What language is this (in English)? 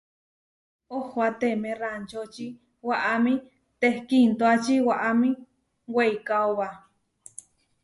Huarijio